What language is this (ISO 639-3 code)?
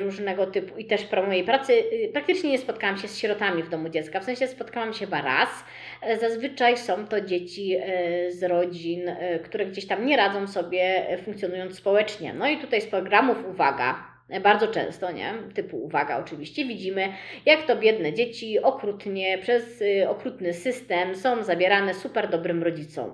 pol